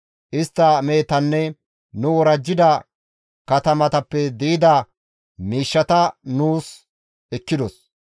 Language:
Gamo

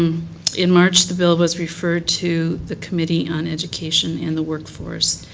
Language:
English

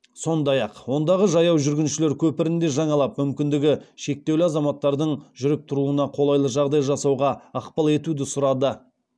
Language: Kazakh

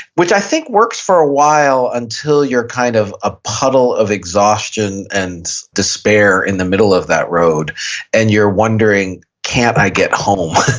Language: English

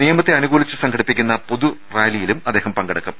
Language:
Malayalam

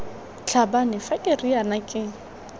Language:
Tswana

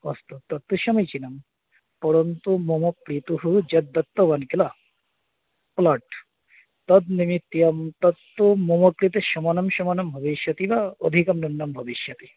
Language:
Sanskrit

